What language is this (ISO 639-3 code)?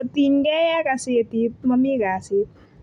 kln